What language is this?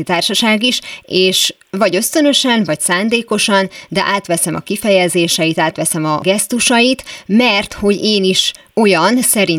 Hungarian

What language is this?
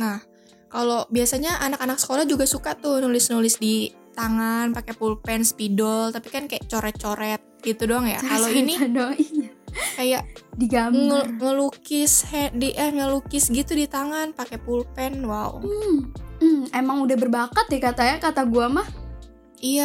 Indonesian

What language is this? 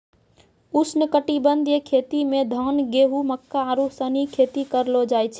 Maithili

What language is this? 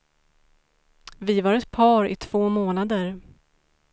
Swedish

